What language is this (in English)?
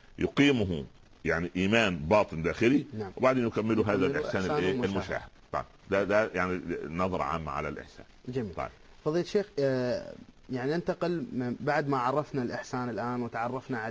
Arabic